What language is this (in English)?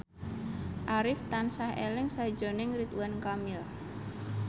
Javanese